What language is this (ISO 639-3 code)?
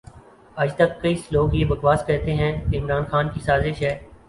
urd